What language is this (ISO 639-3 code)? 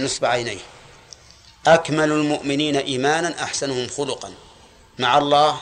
ara